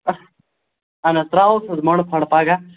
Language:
Kashmiri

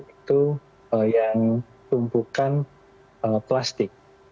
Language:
Indonesian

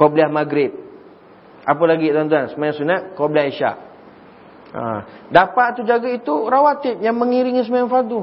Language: Malay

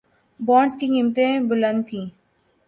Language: Urdu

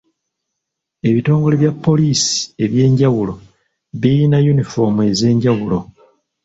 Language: Ganda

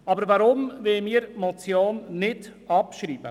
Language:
Swiss German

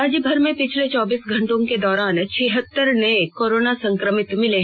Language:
Hindi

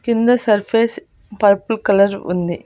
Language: Telugu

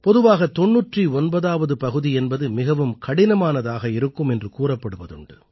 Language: Tamil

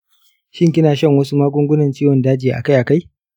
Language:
Hausa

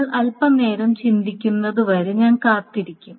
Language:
Malayalam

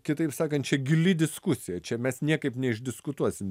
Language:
Lithuanian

